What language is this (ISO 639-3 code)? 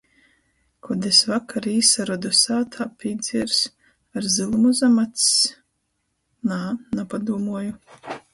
ltg